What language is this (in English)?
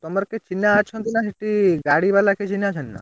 Odia